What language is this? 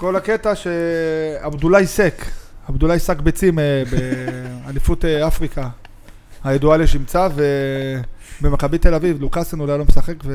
Hebrew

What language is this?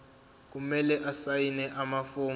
Zulu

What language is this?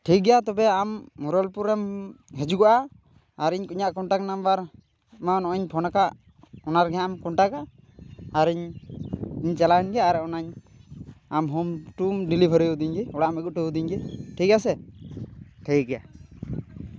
Santali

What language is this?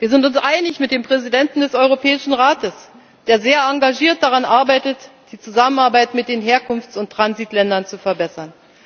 German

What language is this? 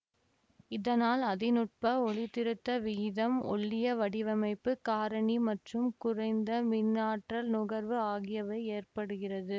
Tamil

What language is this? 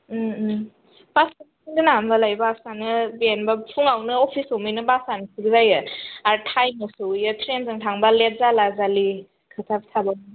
Bodo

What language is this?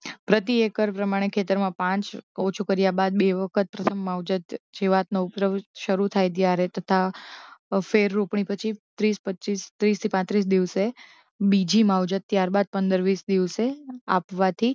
Gujarati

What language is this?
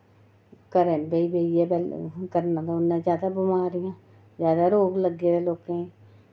Dogri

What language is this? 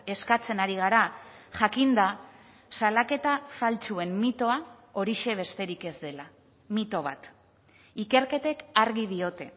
Basque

